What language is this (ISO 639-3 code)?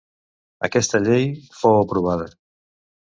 cat